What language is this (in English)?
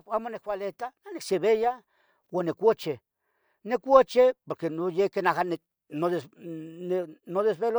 Tetelcingo Nahuatl